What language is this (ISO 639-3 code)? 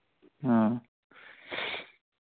mni